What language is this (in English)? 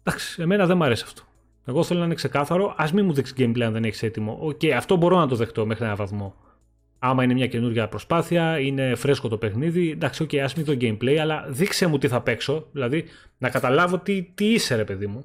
Greek